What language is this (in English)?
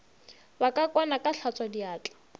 Northern Sotho